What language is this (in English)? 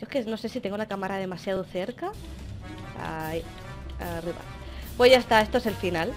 Spanish